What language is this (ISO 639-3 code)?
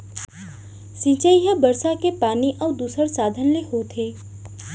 hne